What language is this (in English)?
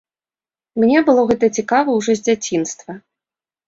Belarusian